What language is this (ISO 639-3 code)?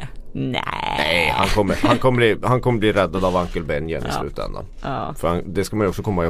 swe